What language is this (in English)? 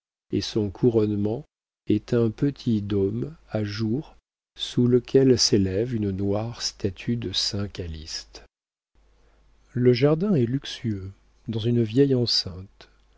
French